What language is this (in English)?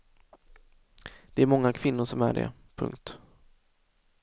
Swedish